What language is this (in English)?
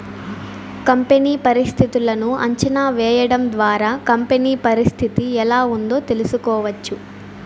Telugu